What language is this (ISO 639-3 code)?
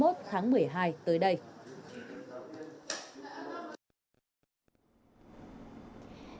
vie